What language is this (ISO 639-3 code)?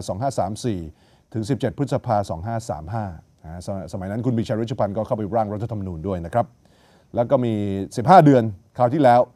tha